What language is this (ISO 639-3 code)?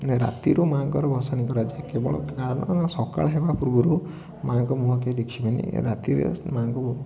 ori